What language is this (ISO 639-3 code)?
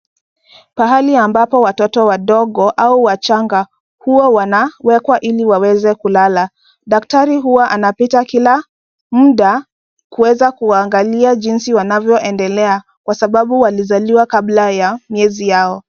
swa